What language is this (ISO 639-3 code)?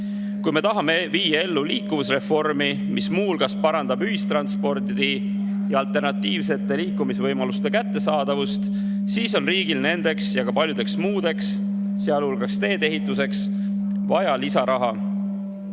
est